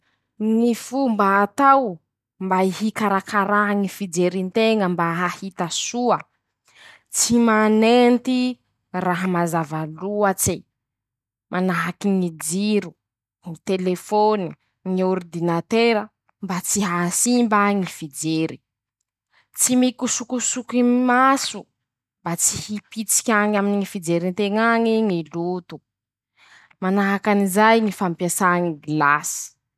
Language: Masikoro Malagasy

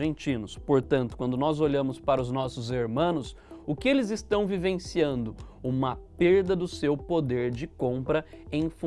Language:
Portuguese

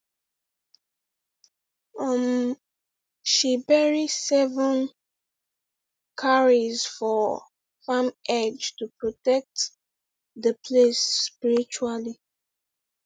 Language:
Nigerian Pidgin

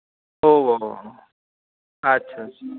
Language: Santali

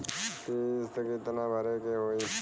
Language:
Bhojpuri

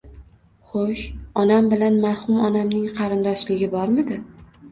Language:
Uzbek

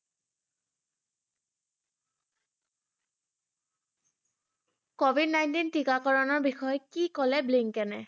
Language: Assamese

